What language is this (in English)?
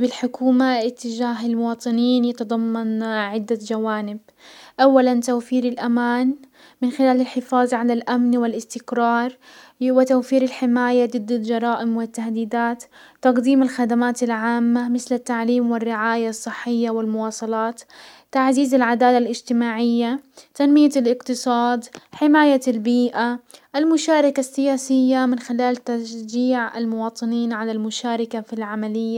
Hijazi Arabic